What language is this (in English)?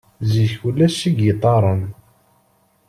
Kabyle